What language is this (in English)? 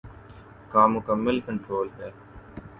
Urdu